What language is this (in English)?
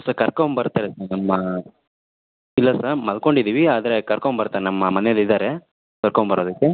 Kannada